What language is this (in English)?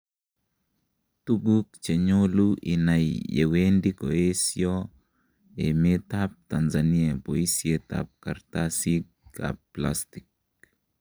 Kalenjin